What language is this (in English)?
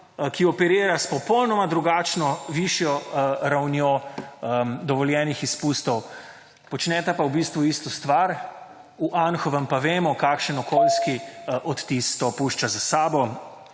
Slovenian